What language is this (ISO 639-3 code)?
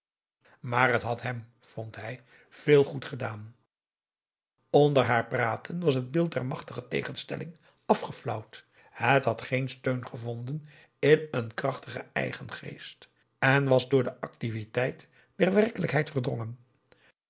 nld